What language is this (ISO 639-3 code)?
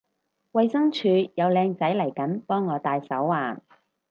yue